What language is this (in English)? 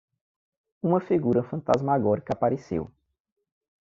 Portuguese